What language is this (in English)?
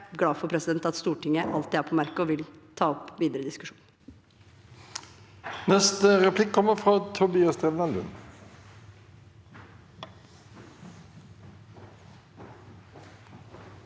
Norwegian